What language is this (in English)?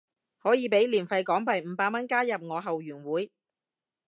Cantonese